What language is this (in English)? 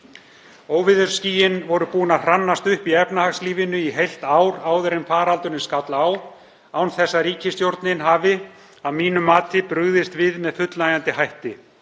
Icelandic